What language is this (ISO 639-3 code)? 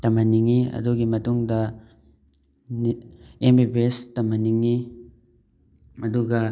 mni